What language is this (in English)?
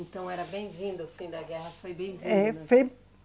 Portuguese